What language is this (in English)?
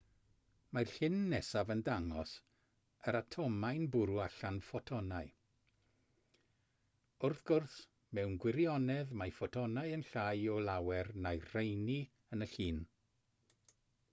Welsh